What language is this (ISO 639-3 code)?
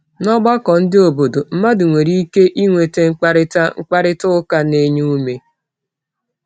ibo